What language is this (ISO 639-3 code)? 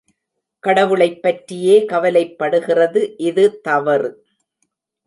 tam